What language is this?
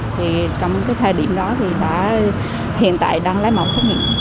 Vietnamese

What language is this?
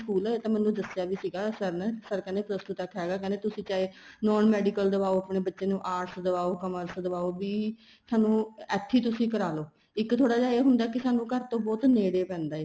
Punjabi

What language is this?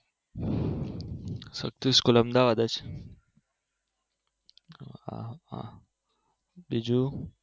Gujarati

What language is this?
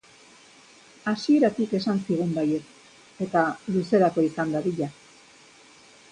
Basque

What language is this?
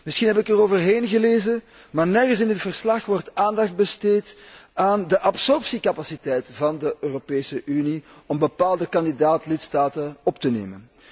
Dutch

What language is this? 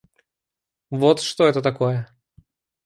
Russian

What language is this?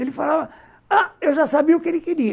Portuguese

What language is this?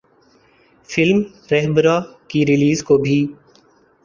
Urdu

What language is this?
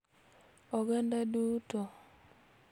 Luo (Kenya and Tanzania)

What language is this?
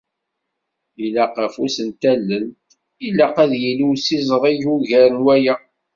Kabyle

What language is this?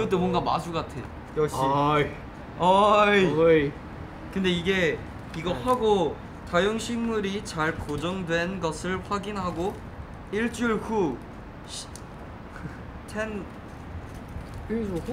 Korean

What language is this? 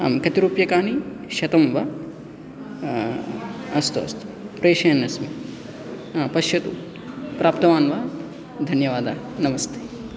Sanskrit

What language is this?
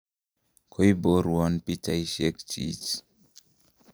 Kalenjin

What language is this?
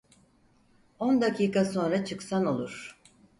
Turkish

